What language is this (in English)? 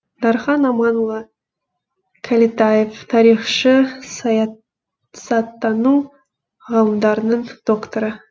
Kazakh